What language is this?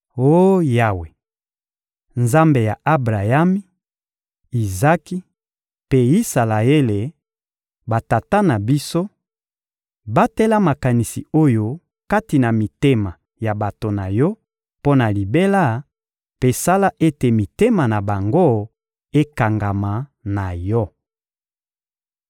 Lingala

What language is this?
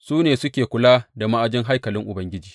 Hausa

